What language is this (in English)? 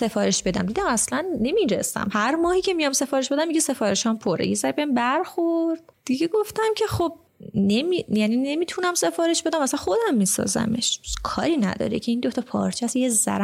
Persian